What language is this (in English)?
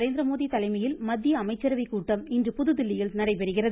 Tamil